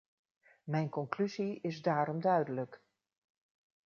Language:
Dutch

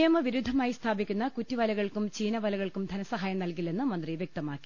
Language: Malayalam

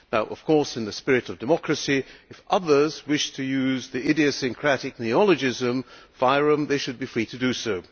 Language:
English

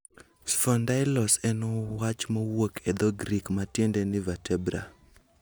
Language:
Luo (Kenya and Tanzania)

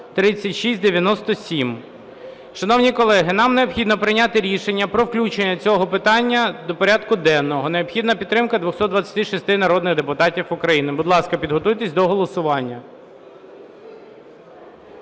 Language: Ukrainian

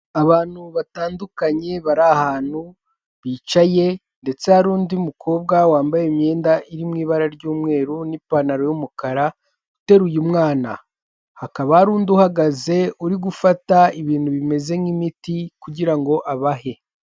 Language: Kinyarwanda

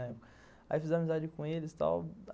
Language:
Portuguese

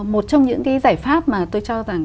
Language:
Vietnamese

